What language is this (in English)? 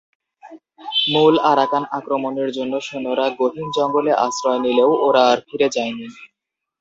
Bangla